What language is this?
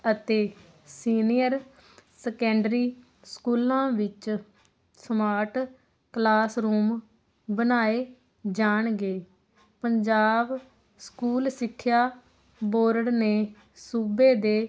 Punjabi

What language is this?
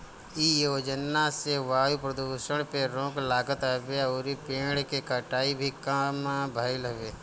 Bhojpuri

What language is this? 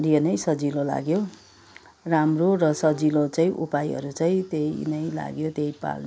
Nepali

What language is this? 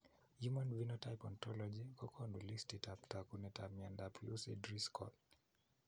Kalenjin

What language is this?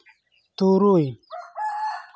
Santali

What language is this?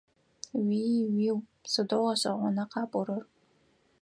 Adyghe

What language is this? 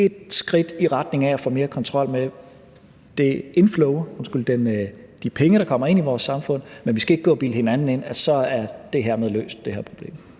Danish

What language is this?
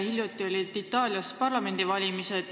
Estonian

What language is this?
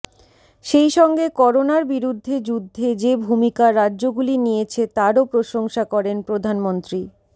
Bangla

